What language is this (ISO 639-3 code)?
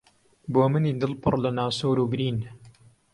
ckb